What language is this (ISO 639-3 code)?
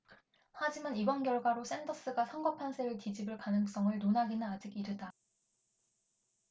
kor